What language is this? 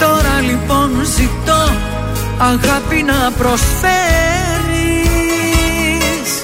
Greek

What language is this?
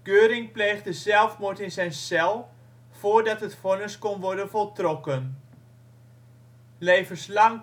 Dutch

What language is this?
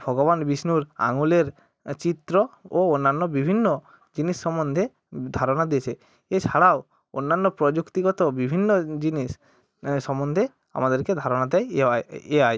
Bangla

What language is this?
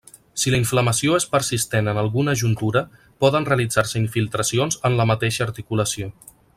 Catalan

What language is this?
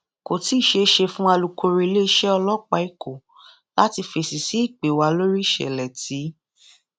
Yoruba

